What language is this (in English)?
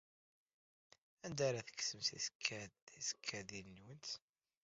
Kabyle